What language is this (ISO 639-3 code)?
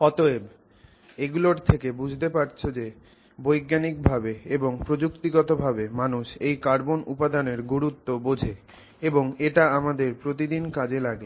ben